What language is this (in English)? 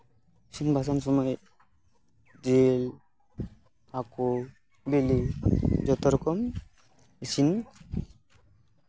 Santali